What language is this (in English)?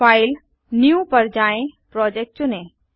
Hindi